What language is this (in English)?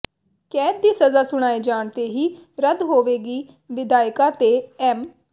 Punjabi